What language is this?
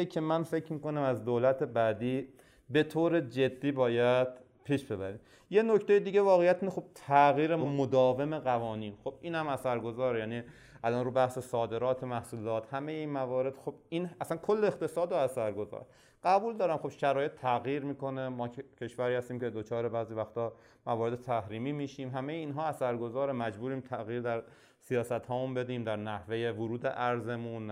Persian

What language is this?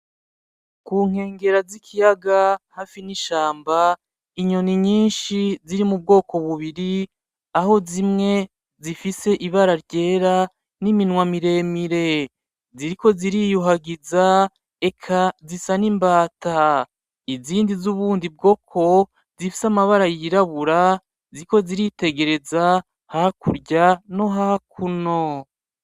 Rundi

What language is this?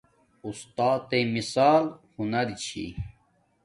Domaaki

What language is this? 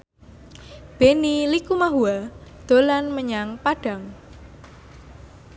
Javanese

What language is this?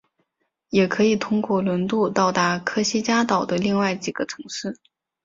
Chinese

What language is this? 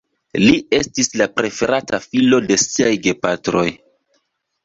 Esperanto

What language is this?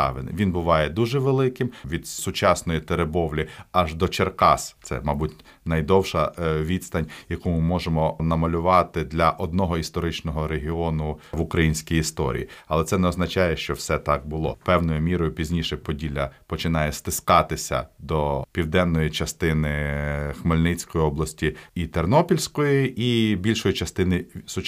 Ukrainian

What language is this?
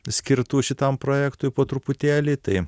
Lithuanian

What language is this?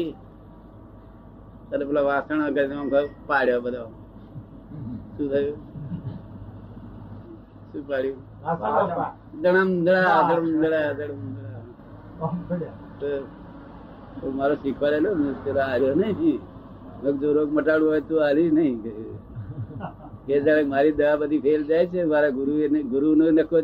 Gujarati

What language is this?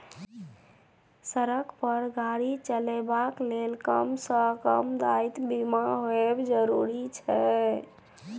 Maithili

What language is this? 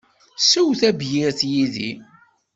Kabyle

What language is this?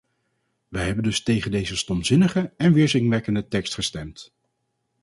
Dutch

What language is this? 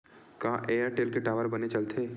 Chhattisgarhi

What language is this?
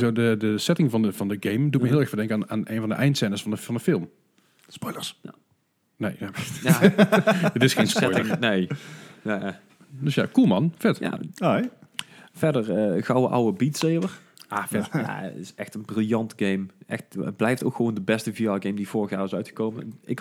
Dutch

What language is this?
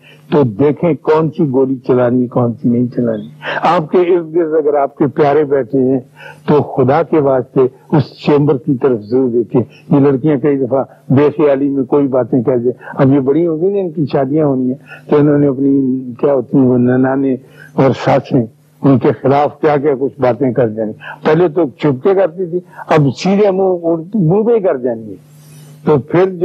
Urdu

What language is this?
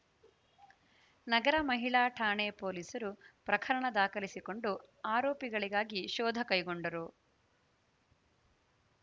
Kannada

